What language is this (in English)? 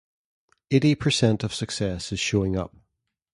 English